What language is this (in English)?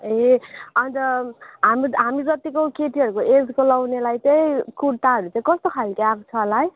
Nepali